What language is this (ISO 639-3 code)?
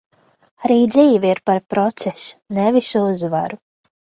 lav